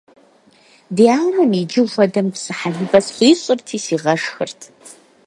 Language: Kabardian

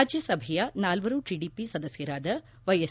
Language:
Kannada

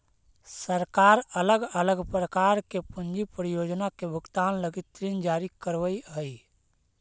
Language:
Magahi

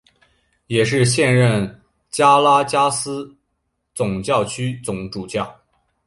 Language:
Chinese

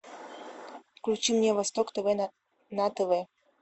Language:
Russian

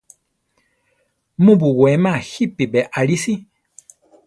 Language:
Central Tarahumara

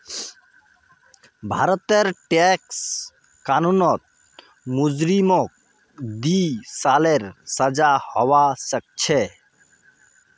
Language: Magahi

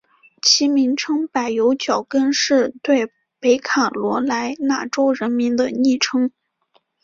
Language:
Chinese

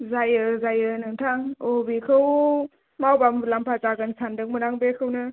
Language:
Bodo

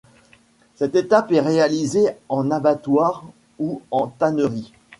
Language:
French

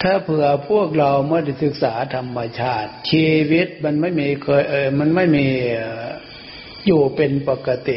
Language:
Thai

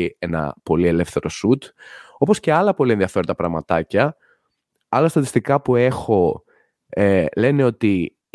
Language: Greek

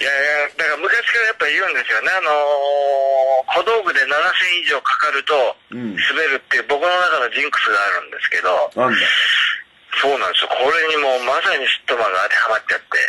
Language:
Japanese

